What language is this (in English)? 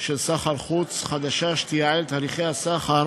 Hebrew